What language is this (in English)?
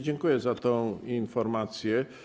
Polish